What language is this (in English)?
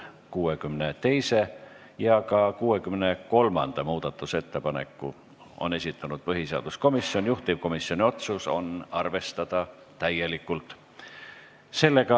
Estonian